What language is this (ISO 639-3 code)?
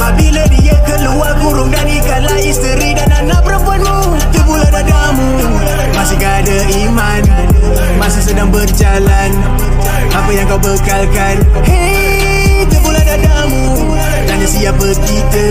msa